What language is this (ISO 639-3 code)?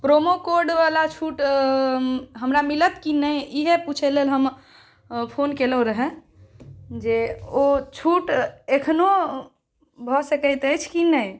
mai